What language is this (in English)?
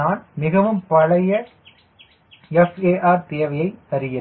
Tamil